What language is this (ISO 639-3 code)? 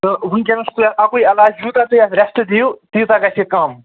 kas